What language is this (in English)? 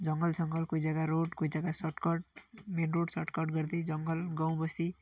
Nepali